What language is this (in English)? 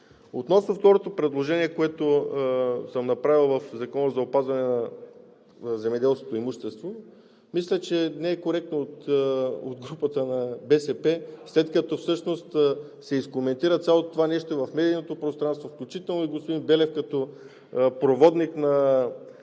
Bulgarian